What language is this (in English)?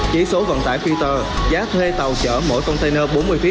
Vietnamese